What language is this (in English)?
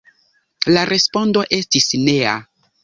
Esperanto